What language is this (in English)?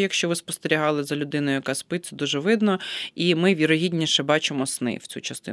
Ukrainian